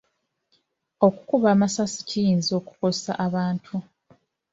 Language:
Ganda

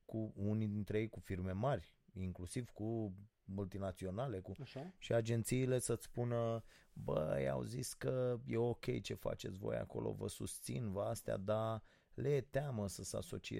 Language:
Romanian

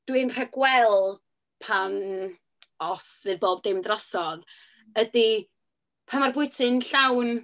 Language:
Welsh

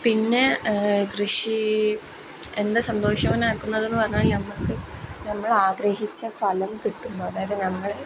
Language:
Malayalam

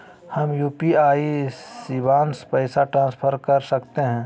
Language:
Magahi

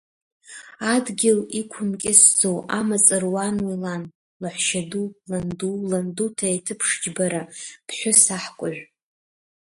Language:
Abkhazian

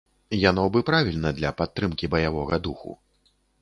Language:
Belarusian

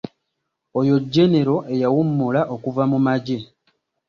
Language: Ganda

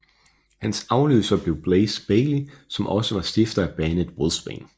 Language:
Danish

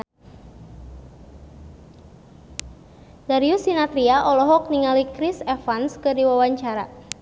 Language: Sundanese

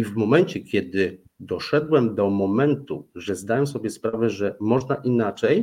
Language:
Polish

